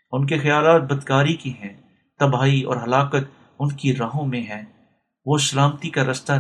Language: Urdu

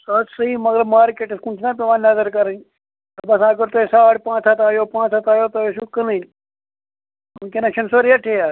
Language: Kashmiri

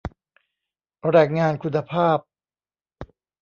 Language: Thai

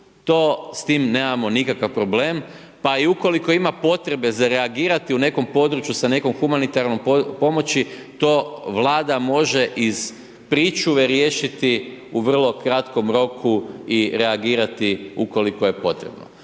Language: Croatian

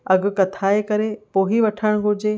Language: Sindhi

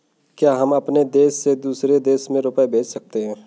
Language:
Hindi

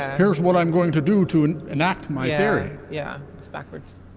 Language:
English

